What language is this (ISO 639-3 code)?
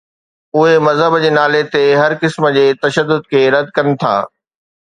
snd